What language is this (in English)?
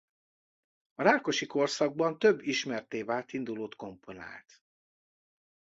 Hungarian